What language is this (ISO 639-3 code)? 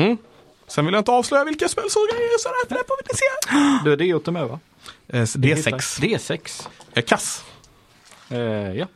swe